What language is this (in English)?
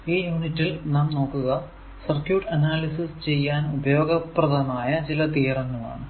Malayalam